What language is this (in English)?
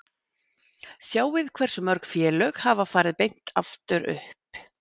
Icelandic